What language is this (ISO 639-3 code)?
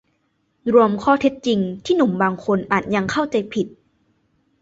tha